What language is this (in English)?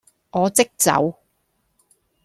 Cantonese